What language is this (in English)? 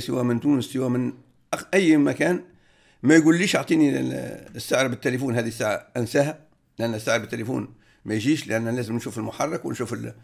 Arabic